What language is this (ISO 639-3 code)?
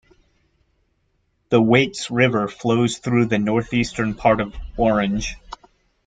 eng